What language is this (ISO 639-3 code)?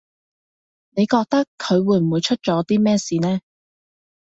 yue